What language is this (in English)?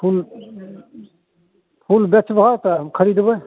Maithili